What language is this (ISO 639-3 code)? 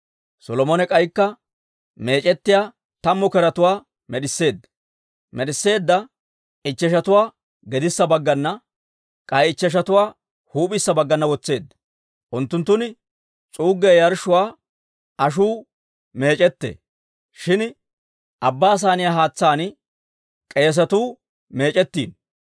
dwr